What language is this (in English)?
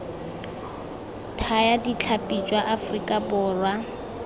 Tswana